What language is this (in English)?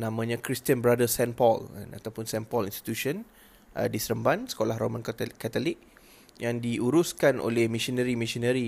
Malay